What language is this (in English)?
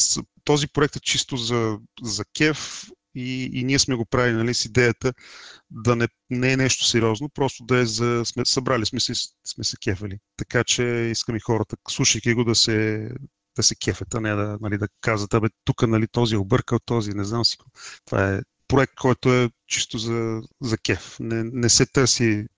Bulgarian